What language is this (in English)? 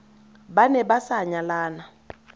Tswana